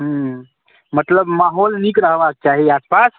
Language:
Maithili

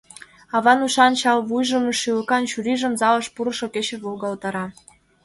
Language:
Mari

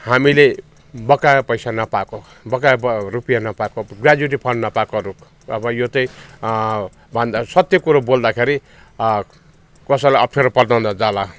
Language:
Nepali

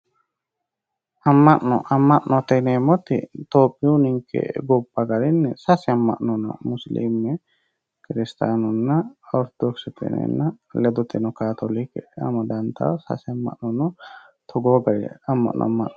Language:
Sidamo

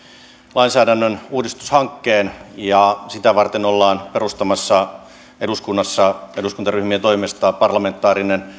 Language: Finnish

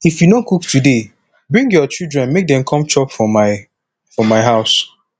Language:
Nigerian Pidgin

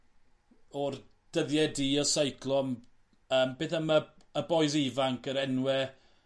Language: Welsh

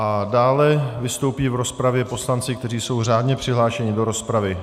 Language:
Czech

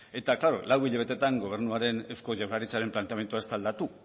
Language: Basque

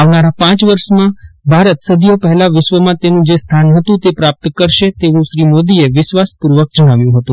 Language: Gujarati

